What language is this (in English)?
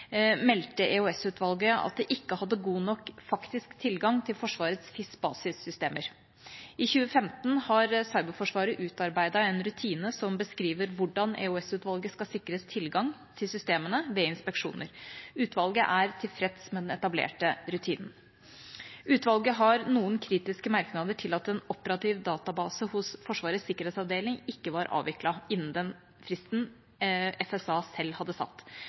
Norwegian Bokmål